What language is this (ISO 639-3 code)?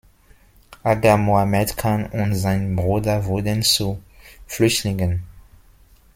deu